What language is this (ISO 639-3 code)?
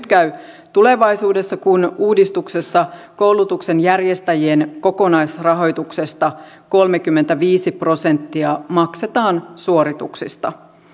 fin